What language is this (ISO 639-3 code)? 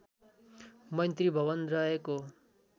nep